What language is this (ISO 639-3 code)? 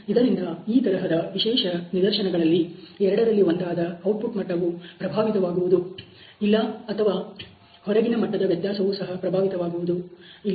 kan